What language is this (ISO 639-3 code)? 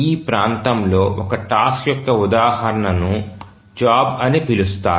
tel